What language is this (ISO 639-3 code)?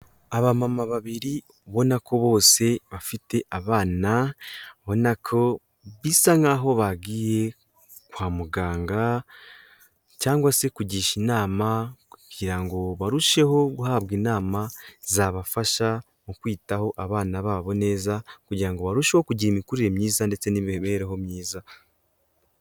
kin